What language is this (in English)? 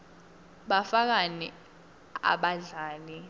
Swati